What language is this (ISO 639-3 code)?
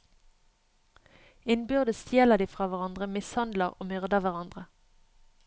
nor